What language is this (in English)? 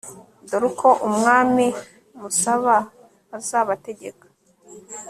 Kinyarwanda